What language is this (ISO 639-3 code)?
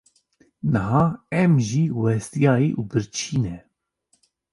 kur